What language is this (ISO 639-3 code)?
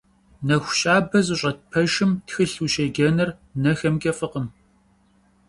kbd